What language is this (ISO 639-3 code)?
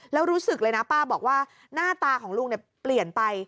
tha